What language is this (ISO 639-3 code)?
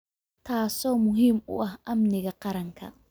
som